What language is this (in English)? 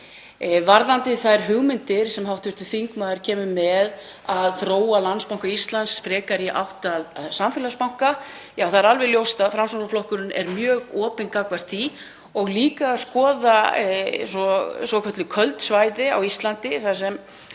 Icelandic